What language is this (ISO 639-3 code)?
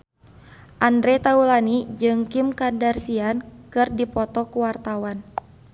sun